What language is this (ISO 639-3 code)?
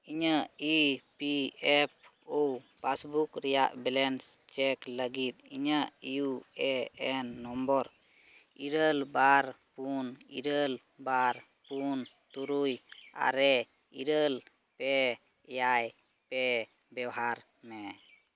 sat